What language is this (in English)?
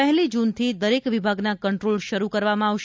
Gujarati